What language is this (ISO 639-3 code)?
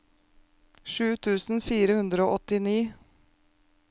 nor